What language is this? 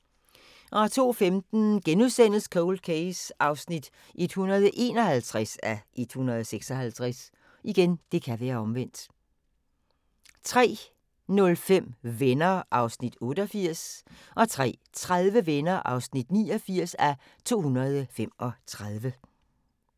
Danish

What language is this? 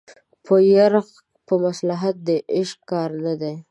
Pashto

